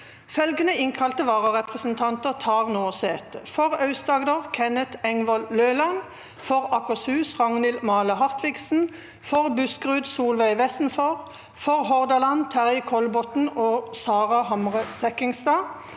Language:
Norwegian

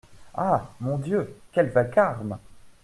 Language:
French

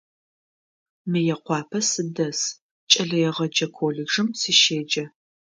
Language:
Adyghe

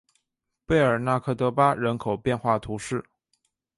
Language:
Chinese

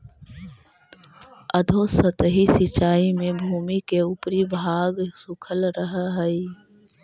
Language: Magahi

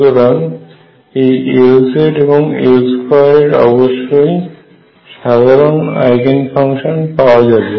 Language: Bangla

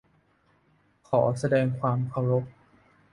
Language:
Thai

